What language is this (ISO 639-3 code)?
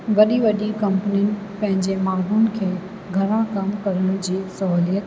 snd